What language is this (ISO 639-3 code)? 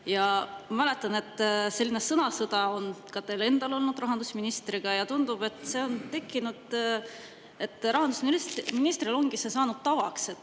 est